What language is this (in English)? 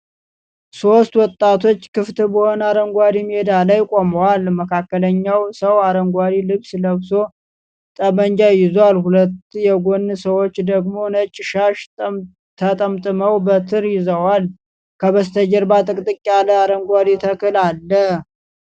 Amharic